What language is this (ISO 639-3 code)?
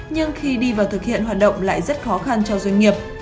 vie